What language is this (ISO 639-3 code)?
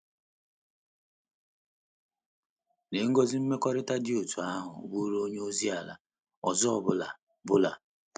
ibo